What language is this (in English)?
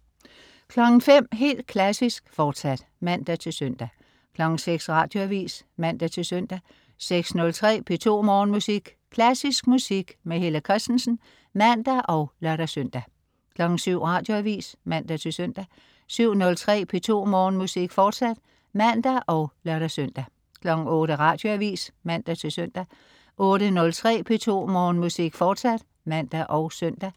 Danish